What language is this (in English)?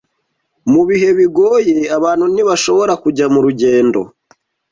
Kinyarwanda